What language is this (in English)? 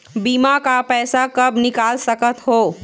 Chhattisgarhi